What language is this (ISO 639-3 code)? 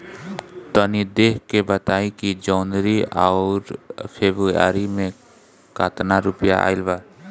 bho